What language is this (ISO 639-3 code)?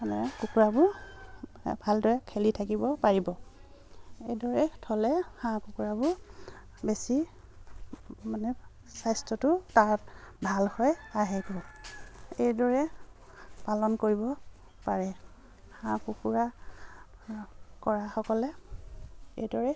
asm